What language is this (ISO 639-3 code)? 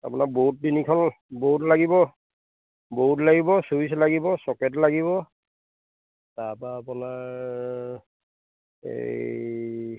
asm